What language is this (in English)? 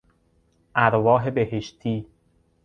Persian